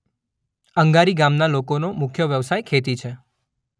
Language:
Gujarati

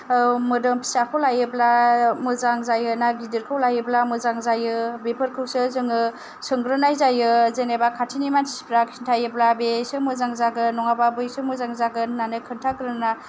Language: Bodo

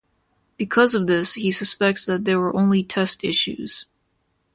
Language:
English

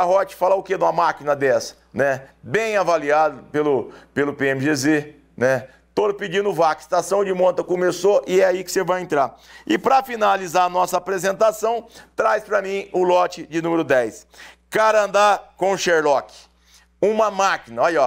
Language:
Portuguese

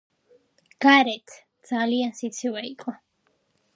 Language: Georgian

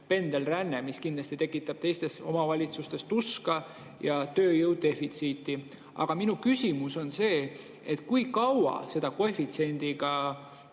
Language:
Estonian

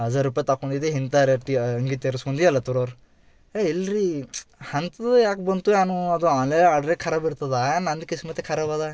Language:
Kannada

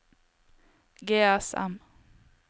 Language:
Norwegian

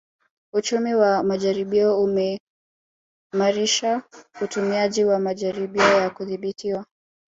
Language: Swahili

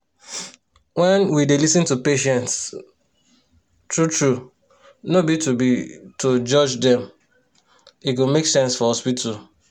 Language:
Nigerian Pidgin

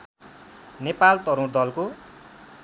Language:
Nepali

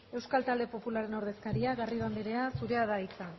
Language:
Basque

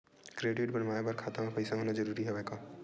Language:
Chhattisgarhi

